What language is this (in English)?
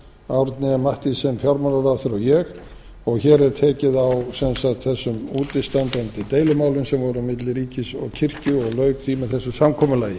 Icelandic